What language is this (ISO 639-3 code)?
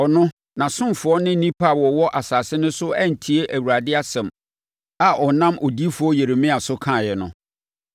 aka